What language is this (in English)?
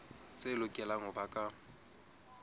Southern Sotho